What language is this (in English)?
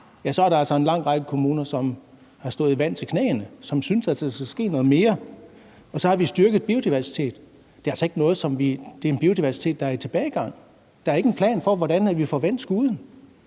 Danish